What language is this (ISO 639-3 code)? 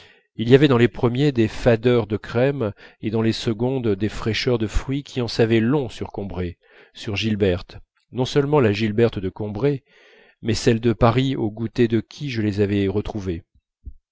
fra